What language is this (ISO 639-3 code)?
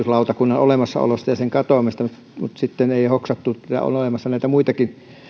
fin